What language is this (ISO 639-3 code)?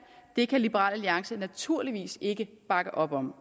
dan